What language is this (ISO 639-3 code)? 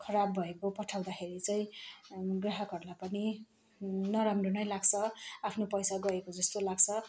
nep